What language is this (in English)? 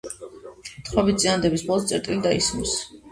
Georgian